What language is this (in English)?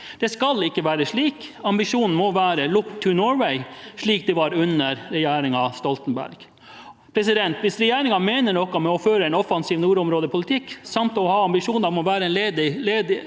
Norwegian